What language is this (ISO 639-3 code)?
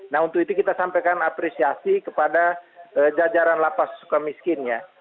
ind